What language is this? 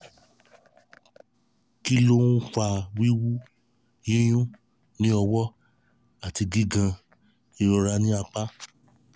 Yoruba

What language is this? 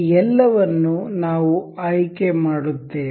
Kannada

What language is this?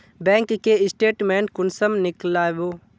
Magahi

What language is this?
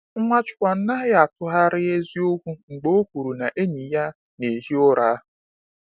Igbo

